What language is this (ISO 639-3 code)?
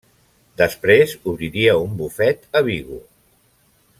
cat